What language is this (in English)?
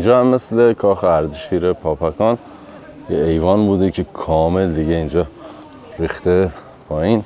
Persian